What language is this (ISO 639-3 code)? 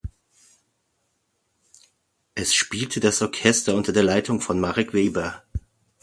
deu